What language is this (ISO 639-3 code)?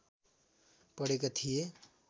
nep